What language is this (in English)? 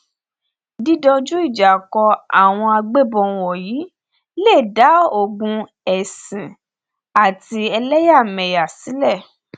Yoruba